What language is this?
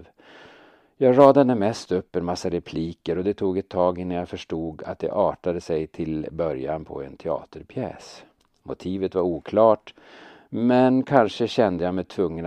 Swedish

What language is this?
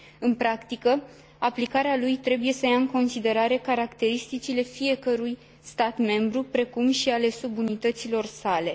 Romanian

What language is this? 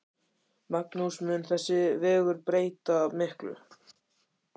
Icelandic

